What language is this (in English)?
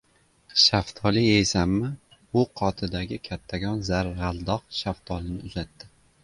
Uzbek